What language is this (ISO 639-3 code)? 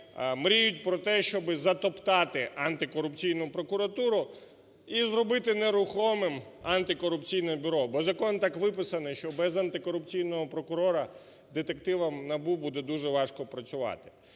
ukr